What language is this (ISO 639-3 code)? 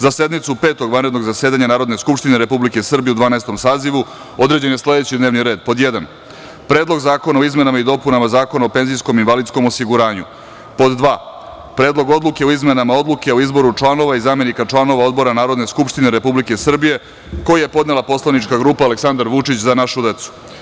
srp